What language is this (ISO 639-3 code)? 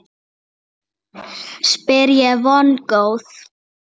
isl